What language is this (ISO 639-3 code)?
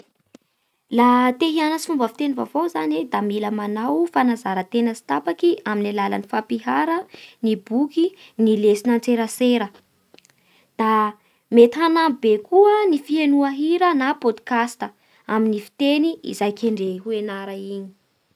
bhr